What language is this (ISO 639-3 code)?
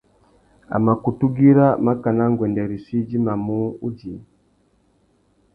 bag